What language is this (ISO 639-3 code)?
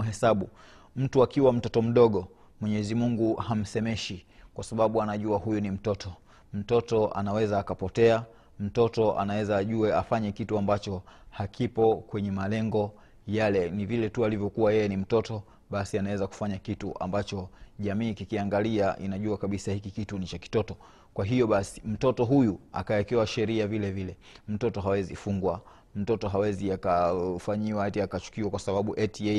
swa